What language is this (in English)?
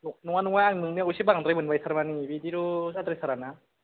Bodo